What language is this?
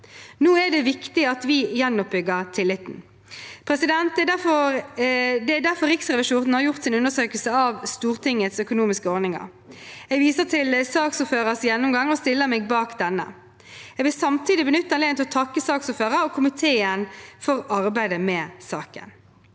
Norwegian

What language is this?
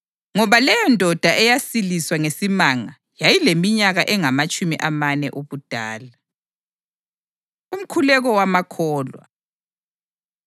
North Ndebele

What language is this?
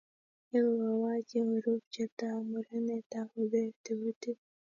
Kalenjin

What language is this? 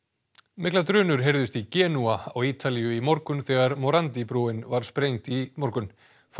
Icelandic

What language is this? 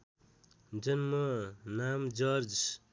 Nepali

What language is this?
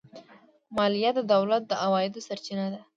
Pashto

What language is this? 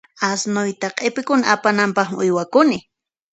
Puno Quechua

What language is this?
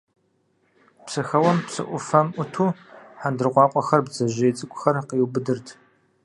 Kabardian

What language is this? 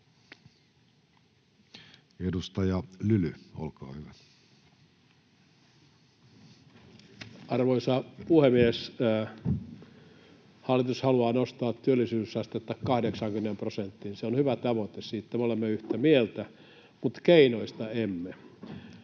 Finnish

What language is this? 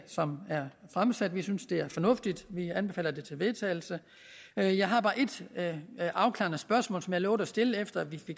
Danish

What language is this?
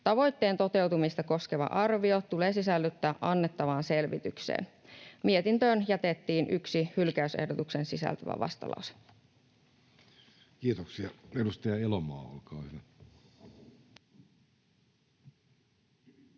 Finnish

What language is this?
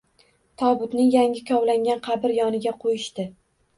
Uzbek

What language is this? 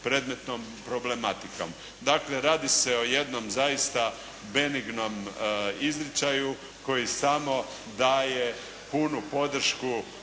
Croatian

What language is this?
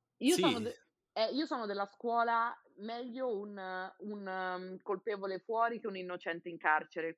Italian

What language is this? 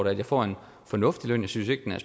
Danish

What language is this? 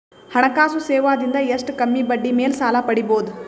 Kannada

